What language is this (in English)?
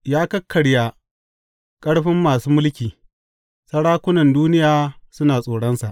Hausa